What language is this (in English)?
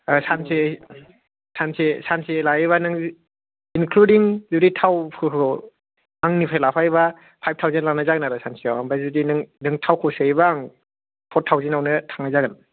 Bodo